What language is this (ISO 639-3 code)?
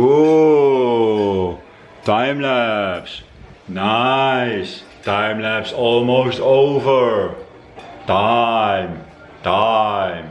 nld